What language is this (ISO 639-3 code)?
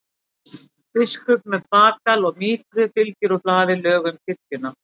isl